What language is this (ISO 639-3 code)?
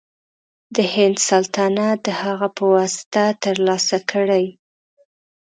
pus